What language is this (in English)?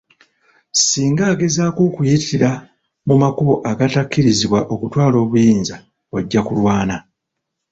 Ganda